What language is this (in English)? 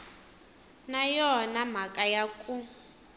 Tsonga